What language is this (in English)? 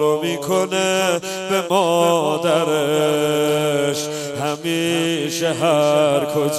Persian